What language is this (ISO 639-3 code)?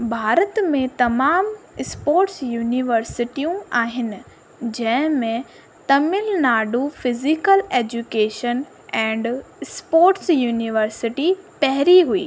snd